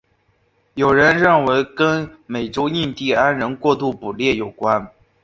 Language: Chinese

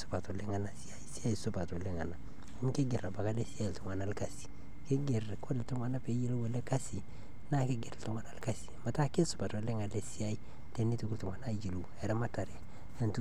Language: Masai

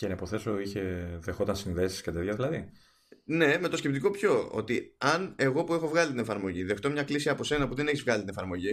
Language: Greek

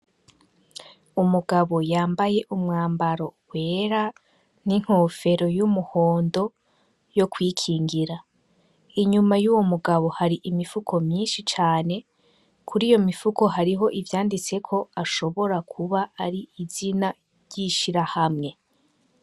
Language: Rundi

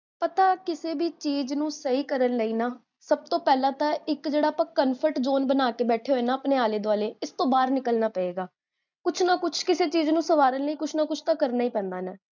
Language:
Punjabi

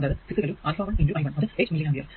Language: Malayalam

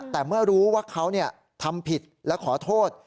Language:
Thai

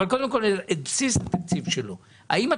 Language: Hebrew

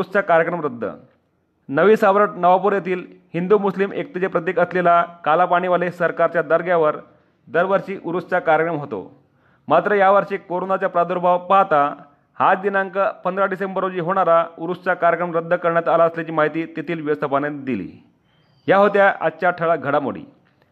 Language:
Marathi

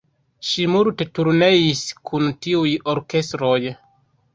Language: Esperanto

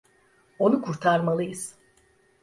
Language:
Turkish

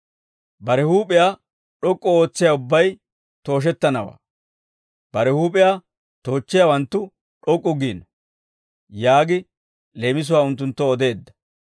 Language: Dawro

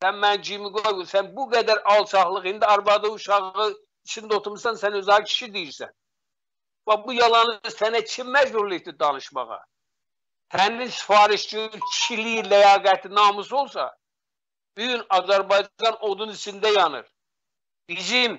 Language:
Turkish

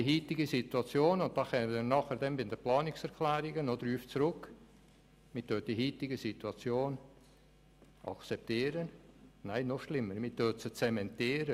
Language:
Swiss German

